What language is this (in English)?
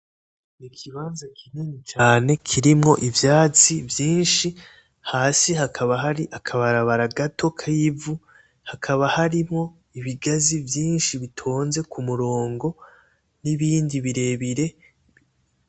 Rundi